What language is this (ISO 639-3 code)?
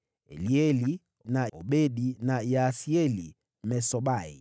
swa